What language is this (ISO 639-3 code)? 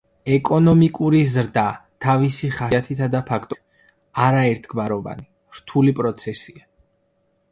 kat